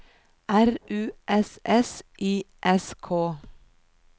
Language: Norwegian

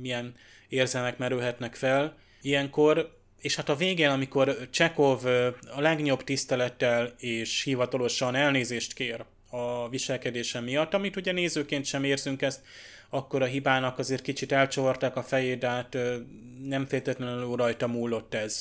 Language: Hungarian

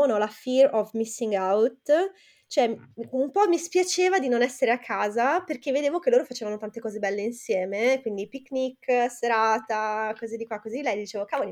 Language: Italian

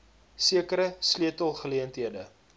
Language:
Afrikaans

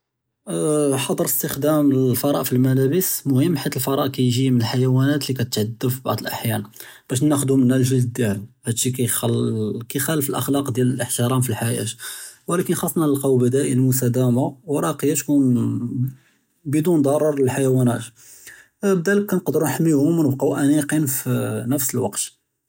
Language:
Judeo-Arabic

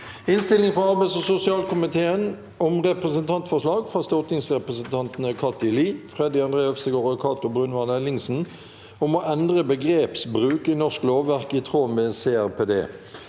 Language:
Norwegian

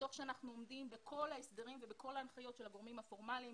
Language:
Hebrew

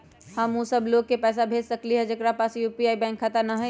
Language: Magahi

